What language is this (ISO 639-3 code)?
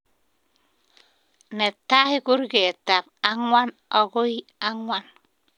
kln